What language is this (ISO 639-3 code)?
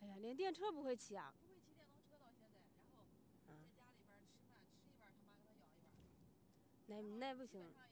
zho